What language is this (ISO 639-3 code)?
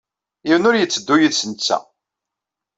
kab